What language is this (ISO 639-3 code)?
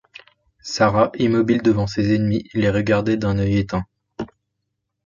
fra